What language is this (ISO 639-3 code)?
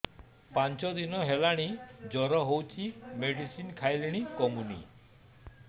ori